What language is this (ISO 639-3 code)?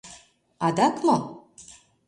chm